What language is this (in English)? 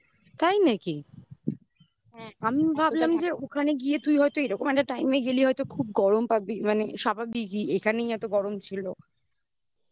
Bangla